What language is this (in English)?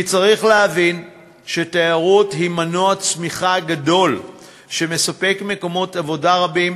Hebrew